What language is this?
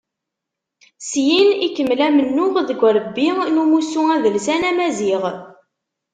Kabyle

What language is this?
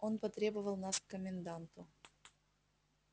Russian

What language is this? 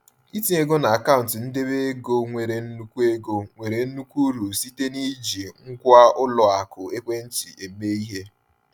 Igbo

